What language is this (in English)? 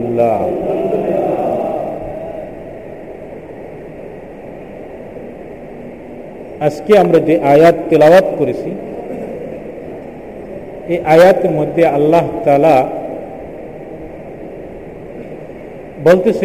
Bangla